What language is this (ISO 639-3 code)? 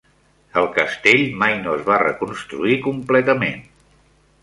cat